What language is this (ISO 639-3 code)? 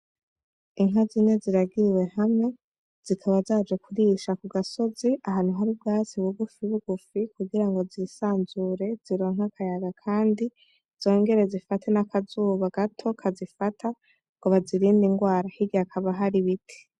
run